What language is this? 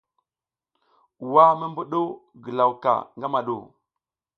South Giziga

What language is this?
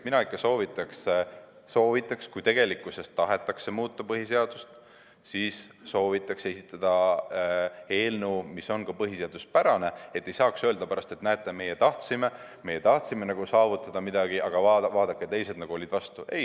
Estonian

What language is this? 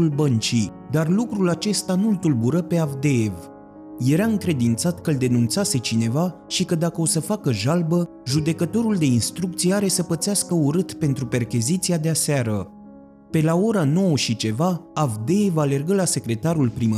Romanian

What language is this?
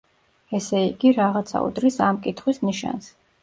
Georgian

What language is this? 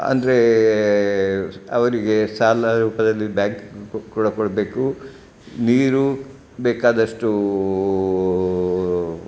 Kannada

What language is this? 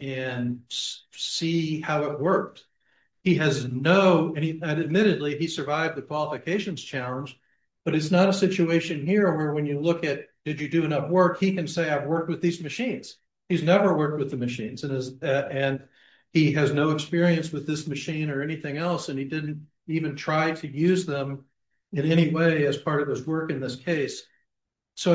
English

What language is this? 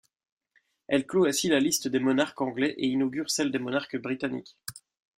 French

